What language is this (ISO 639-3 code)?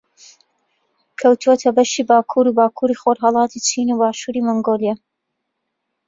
ckb